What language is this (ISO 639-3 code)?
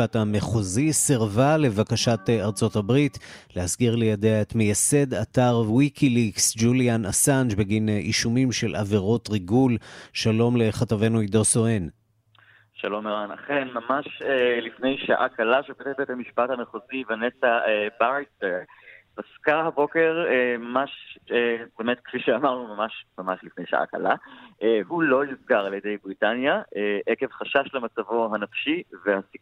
heb